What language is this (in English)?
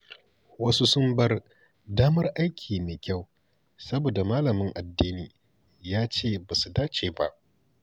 Hausa